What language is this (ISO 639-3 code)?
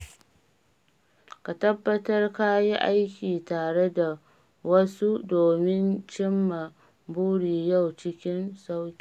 hau